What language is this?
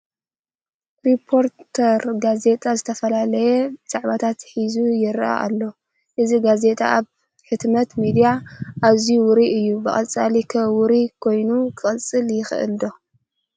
Tigrinya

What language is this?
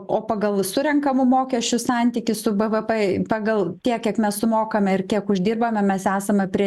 Lithuanian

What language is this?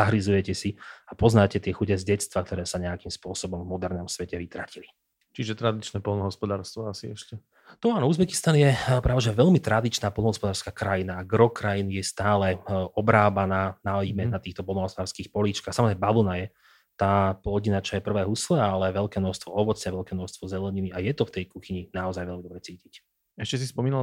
Slovak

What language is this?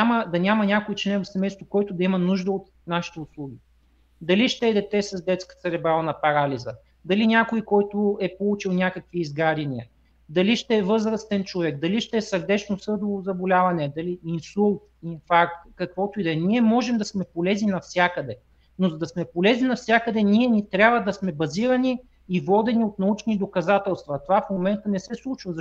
Bulgarian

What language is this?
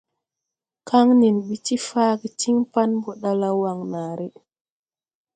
Tupuri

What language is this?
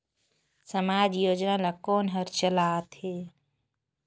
Chhattisgarhi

